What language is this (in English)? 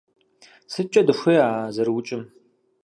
Kabardian